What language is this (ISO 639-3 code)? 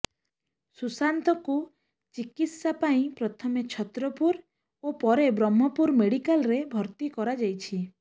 ori